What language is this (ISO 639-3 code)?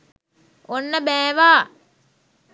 sin